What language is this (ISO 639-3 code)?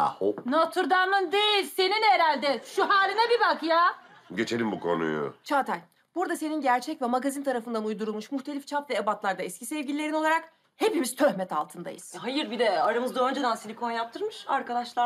tur